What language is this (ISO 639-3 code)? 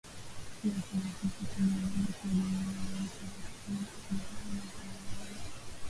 swa